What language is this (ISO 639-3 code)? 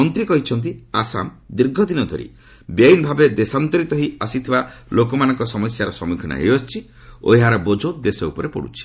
ori